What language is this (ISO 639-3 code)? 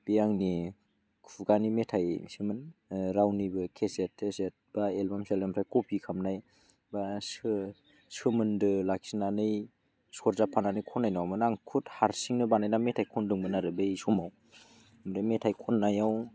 brx